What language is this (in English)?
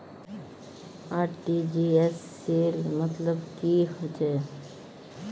Magahi